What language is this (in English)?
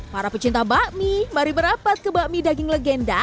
Indonesian